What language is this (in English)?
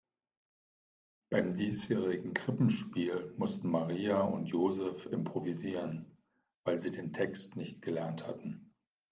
German